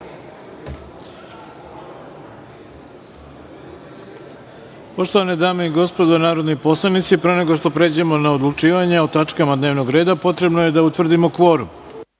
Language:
Serbian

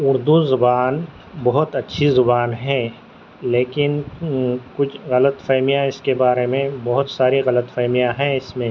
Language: Urdu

